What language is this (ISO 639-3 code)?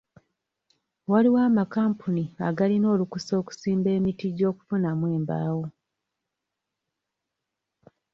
lug